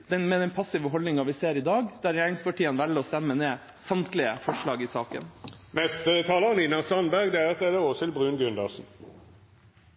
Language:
Norwegian Bokmål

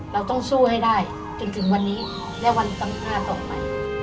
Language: Thai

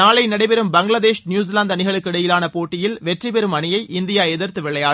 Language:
Tamil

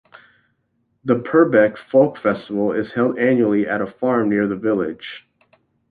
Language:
English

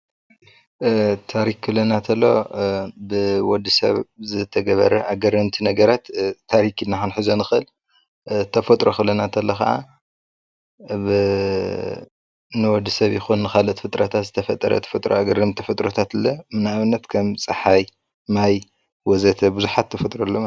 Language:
Tigrinya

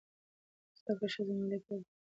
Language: Pashto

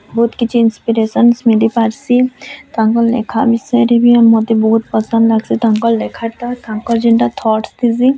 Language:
Odia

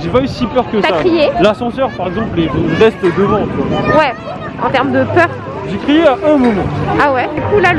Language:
French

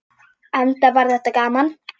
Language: Icelandic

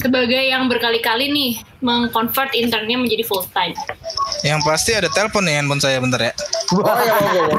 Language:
Indonesian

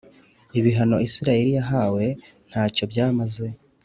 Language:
Kinyarwanda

